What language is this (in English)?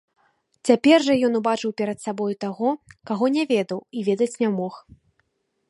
Belarusian